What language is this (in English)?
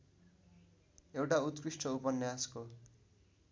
Nepali